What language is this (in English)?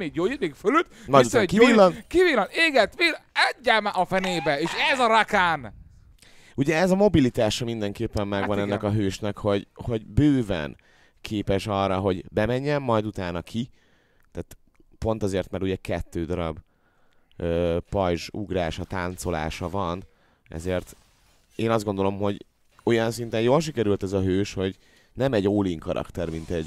Hungarian